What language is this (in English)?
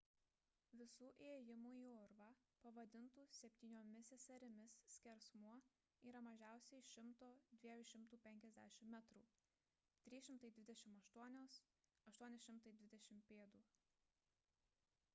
Lithuanian